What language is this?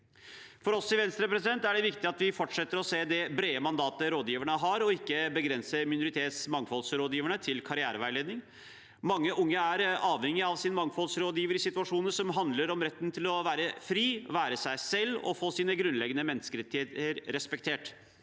Norwegian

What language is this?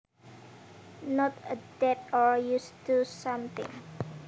Javanese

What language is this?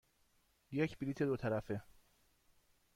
Persian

